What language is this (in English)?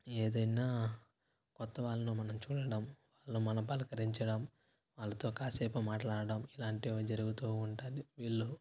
Telugu